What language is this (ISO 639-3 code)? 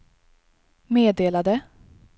swe